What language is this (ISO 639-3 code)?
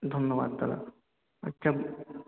ben